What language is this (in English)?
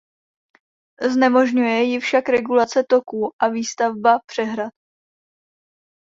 Czech